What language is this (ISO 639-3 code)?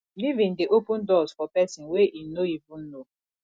pcm